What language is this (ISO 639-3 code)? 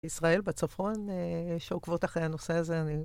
heb